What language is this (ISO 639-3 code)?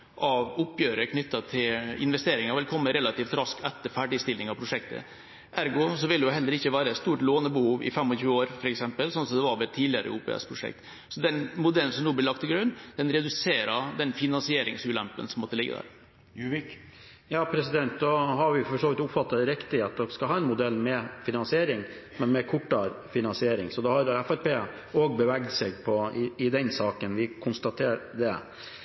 nob